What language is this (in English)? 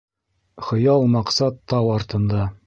Bashkir